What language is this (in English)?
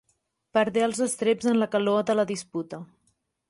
Catalan